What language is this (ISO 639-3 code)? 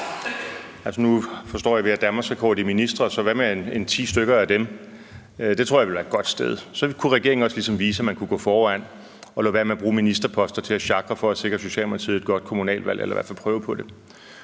dan